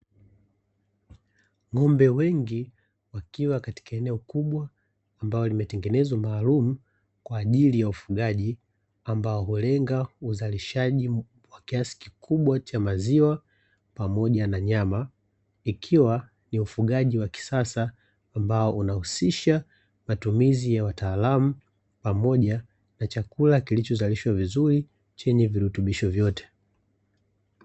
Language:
Swahili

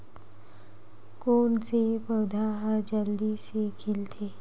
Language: Chhattisgarhi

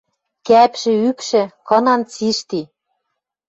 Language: Western Mari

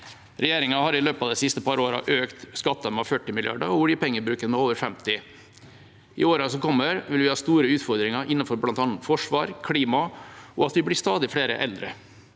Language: Norwegian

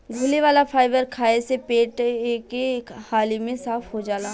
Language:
Bhojpuri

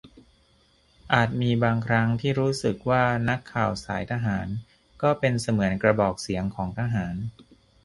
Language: Thai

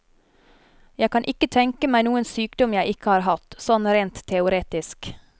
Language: Norwegian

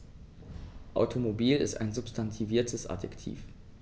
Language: German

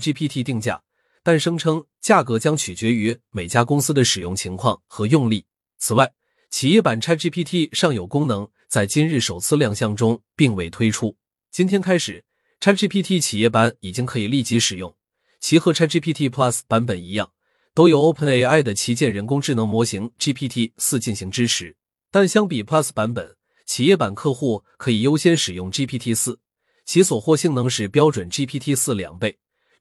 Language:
Chinese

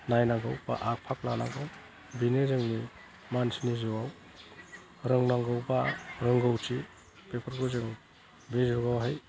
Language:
Bodo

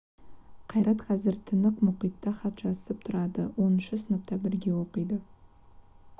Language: Kazakh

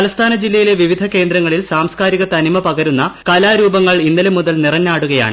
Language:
Malayalam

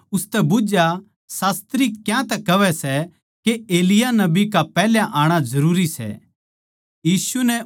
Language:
Haryanvi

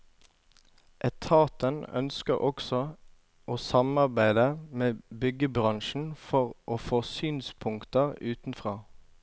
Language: Norwegian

